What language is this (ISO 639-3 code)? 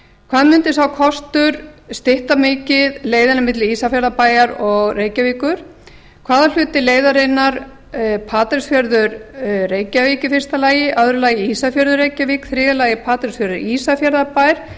isl